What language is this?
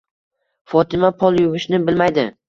Uzbek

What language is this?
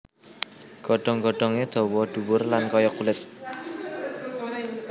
Javanese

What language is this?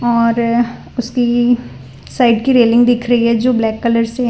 Hindi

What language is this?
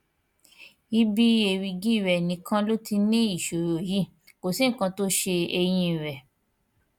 Yoruba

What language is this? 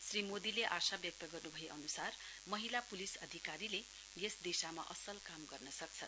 Nepali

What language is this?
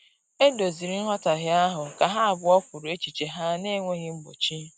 Igbo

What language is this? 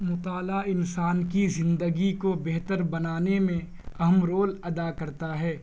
Urdu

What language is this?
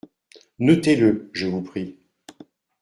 French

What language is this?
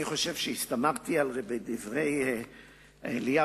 Hebrew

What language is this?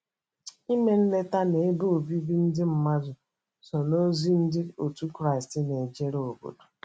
Igbo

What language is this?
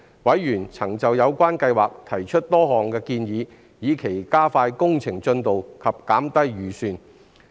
Cantonese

